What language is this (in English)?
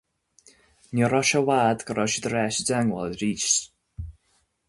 Irish